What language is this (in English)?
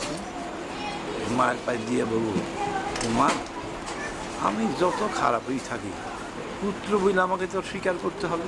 Bangla